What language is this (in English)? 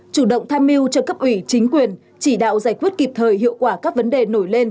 Vietnamese